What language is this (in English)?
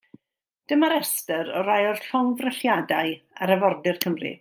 Welsh